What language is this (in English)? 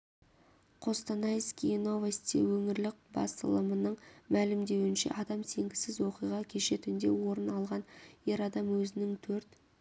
Kazakh